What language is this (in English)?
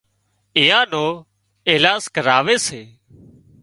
Wadiyara Koli